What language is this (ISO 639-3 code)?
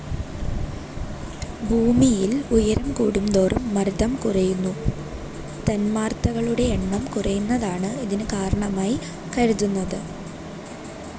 mal